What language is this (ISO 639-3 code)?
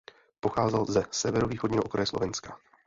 ces